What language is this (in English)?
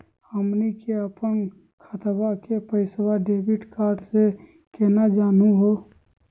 Magahi